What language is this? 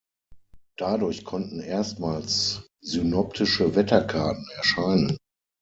German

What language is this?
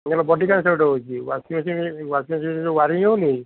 Odia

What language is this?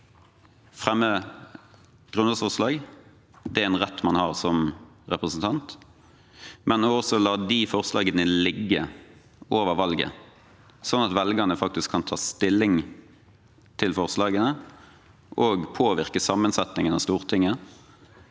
Norwegian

